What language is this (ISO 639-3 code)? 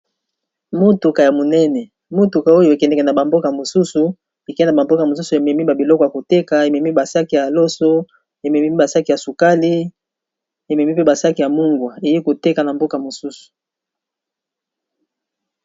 lin